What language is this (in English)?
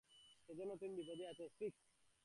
Bangla